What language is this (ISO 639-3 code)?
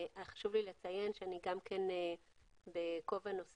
heb